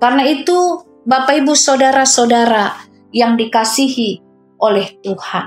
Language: Indonesian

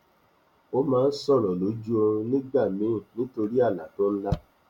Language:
Yoruba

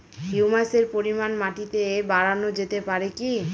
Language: Bangla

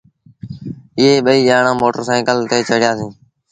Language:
Sindhi Bhil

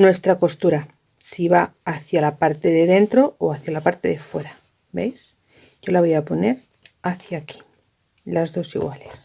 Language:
Spanish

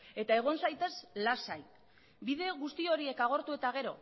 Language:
Basque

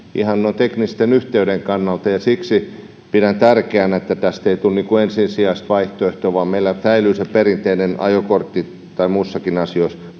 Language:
Finnish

